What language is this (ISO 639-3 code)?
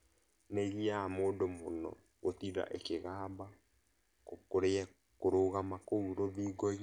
kik